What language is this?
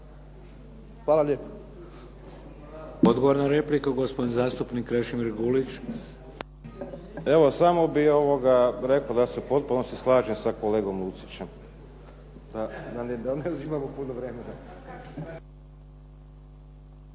Croatian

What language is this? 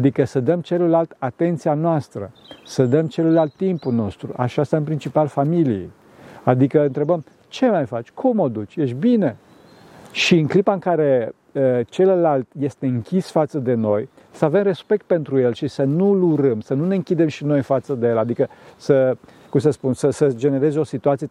Romanian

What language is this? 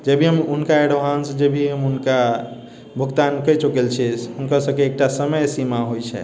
Maithili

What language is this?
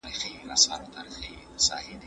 Pashto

